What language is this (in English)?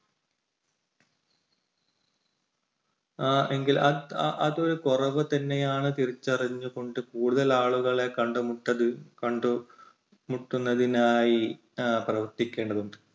Malayalam